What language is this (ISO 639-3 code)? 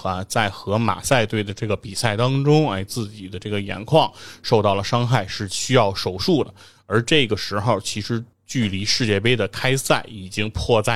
zho